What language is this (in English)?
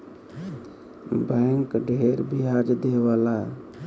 Bhojpuri